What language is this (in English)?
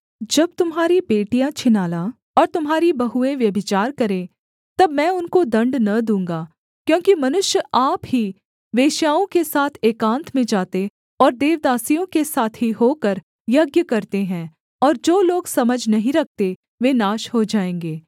Hindi